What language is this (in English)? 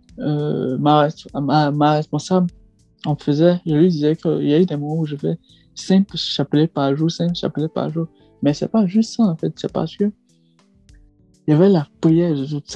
French